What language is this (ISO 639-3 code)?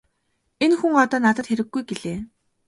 mon